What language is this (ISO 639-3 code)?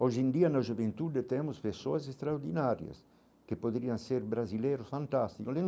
por